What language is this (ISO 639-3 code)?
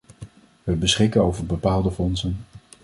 nld